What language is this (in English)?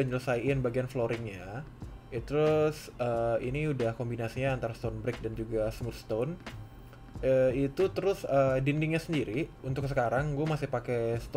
Indonesian